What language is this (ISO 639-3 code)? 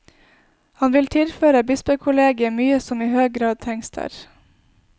nor